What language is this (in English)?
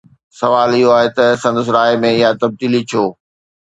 Sindhi